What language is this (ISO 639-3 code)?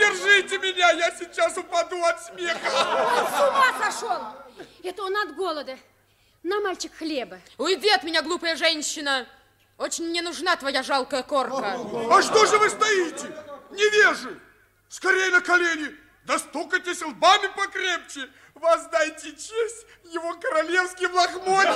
rus